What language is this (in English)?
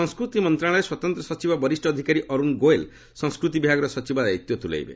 Odia